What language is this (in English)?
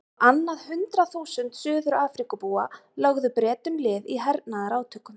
Icelandic